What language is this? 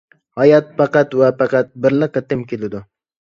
Uyghur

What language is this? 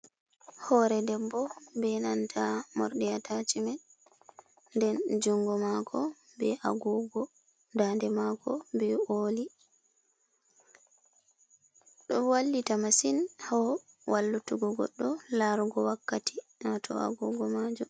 Fula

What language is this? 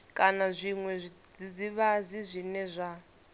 Venda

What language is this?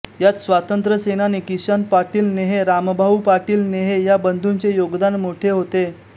Marathi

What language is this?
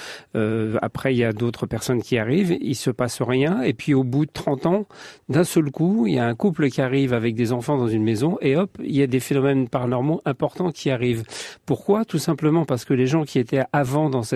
French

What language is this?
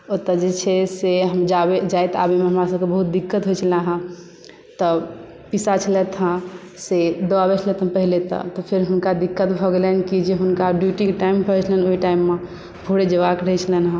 Maithili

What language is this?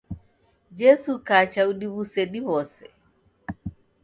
Taita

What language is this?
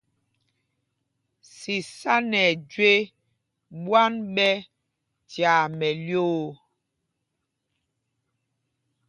Mpumpong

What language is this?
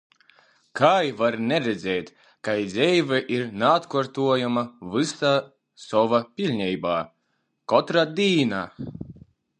Latgalian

